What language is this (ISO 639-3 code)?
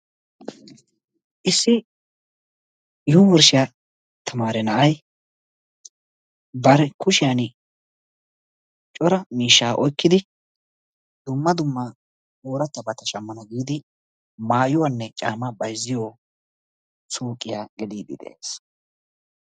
wal